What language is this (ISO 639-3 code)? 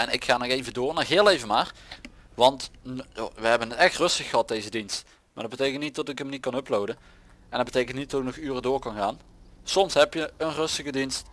nld